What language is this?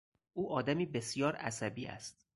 Persian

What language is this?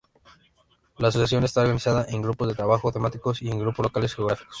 Spanish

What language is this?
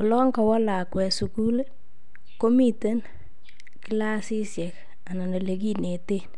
Kalenjin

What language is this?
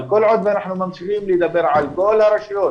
Hebrew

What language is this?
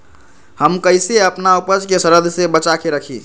Magahi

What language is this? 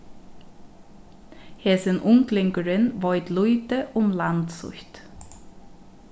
Faroese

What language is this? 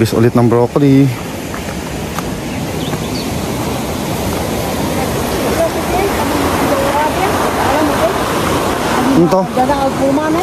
Filipino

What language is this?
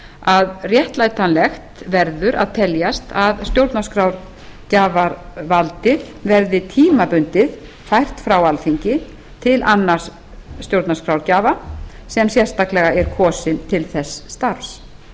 Icelandic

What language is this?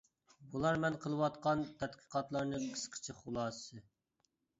Uyghur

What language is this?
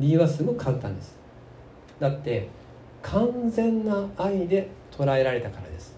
Japanese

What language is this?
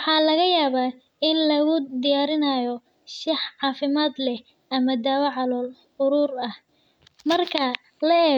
Somali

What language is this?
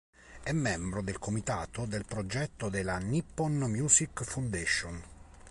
Italian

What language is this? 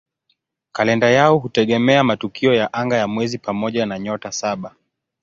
Swahili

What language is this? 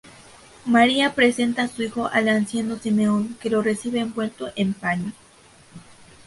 Spanish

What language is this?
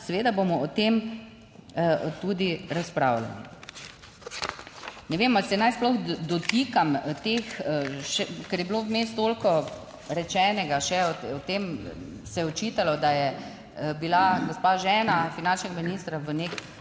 Slovenian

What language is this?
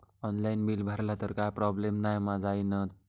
Marathi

